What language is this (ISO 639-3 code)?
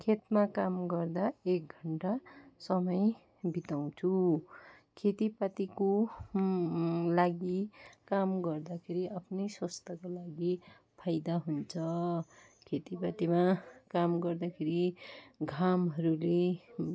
nep